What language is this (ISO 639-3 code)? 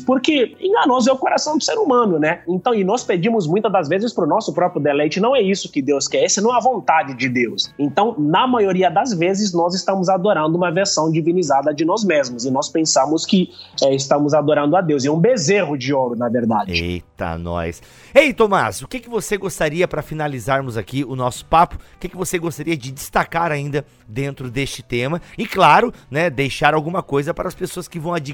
por